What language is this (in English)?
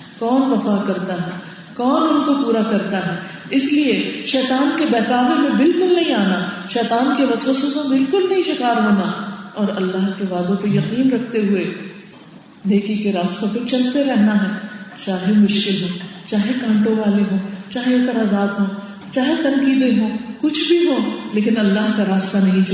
Urdu